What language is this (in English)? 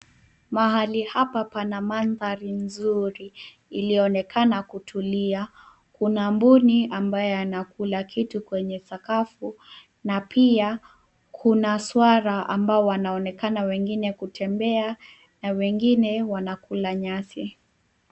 Swahili